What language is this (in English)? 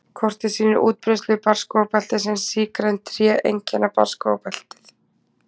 Icelandic